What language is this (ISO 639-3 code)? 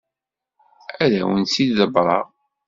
kab